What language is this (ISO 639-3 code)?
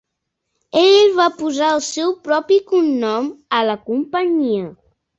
cat